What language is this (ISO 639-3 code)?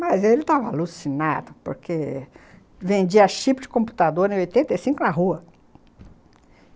por